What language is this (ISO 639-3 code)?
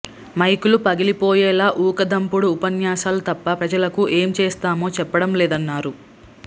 tel